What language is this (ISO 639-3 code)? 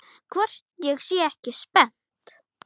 isl